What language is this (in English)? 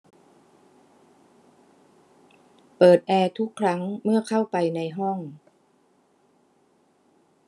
Thai